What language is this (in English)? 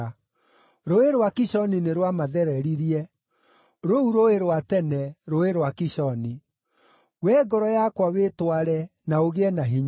Kikuyu